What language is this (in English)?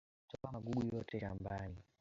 Swahili